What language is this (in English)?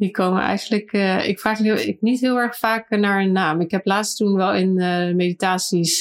Dutch